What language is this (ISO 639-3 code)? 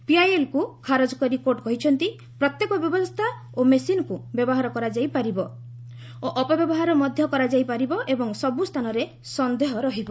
ori